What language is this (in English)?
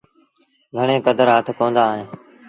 Sindhi Bhil